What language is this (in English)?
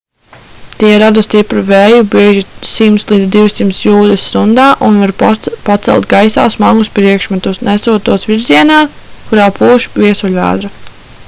Latvian